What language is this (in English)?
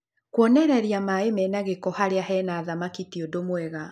Kikuyu